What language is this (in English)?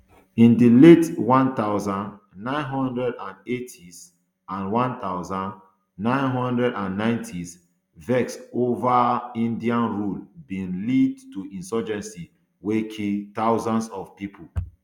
Nigerian Pidgin